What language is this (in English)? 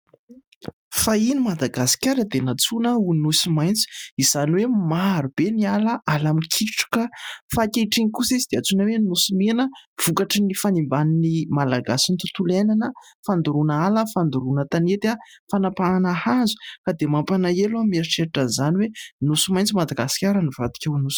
Malagasy